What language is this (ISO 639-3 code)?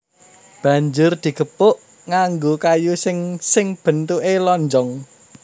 jav